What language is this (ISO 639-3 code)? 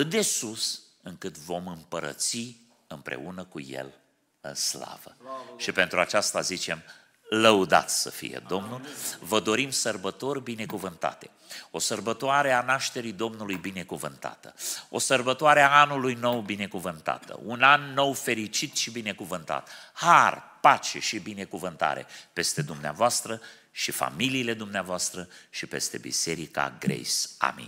ron